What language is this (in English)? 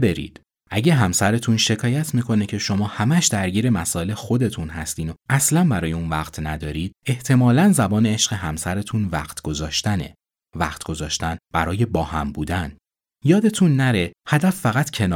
Persian